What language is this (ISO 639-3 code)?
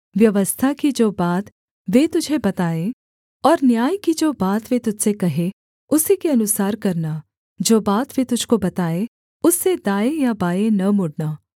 hin